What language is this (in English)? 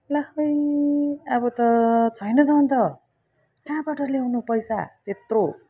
Nepali